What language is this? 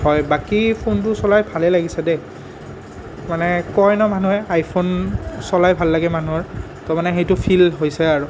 Assamese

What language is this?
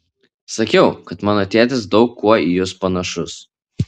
Lithuanian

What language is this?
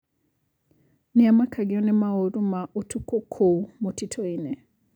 Kikuyu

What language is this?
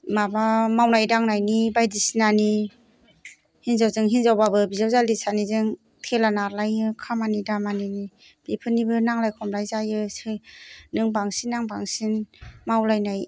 Bodo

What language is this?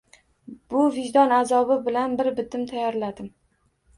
Uzbek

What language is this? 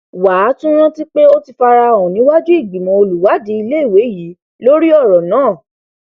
Yoruba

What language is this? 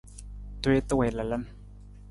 Nawdm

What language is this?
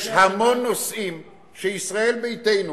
Hebrew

